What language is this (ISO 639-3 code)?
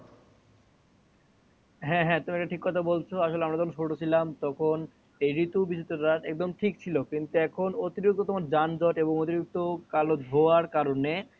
ben